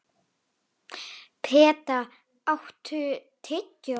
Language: Icelandic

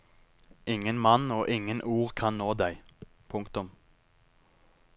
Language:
Norwegian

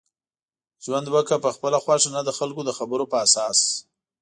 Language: Pashto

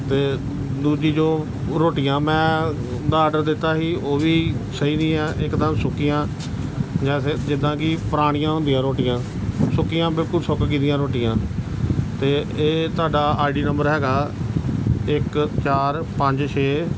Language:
Punjabi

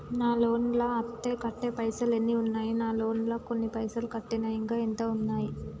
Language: Telugu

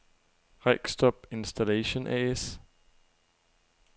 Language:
Danish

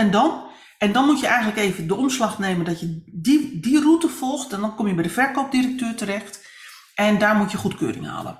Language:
Dutch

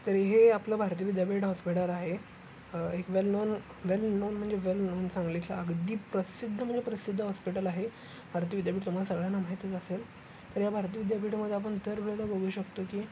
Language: Marathi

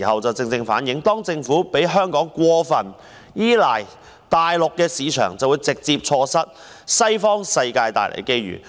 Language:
Cantonese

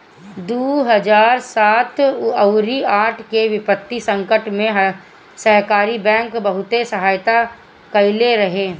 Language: Bhojpuri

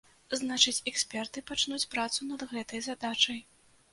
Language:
Belarusian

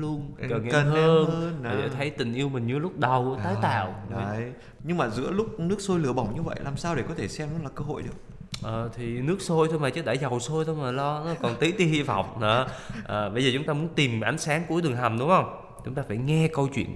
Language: Vietnamese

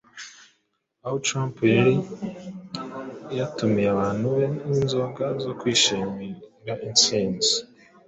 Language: Kinyarwanda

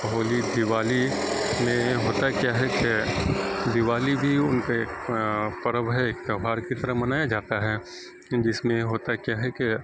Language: Urdu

